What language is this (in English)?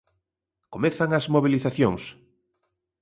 Galician